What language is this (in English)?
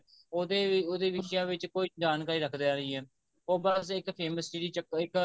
Punjabi